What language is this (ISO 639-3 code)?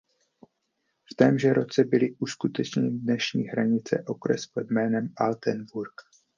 ces